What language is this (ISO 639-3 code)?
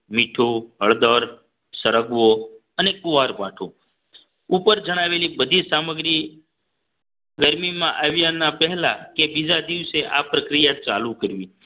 guj